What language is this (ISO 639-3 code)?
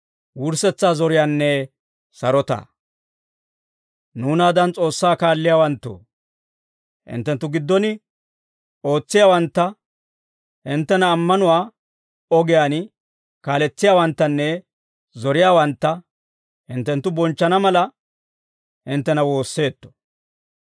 dwr